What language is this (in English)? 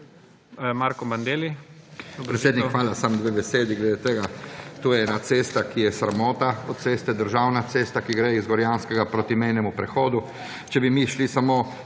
Slovenian